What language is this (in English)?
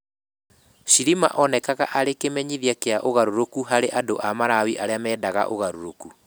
Kikuyu